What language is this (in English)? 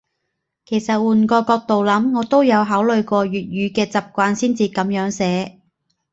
Cantonese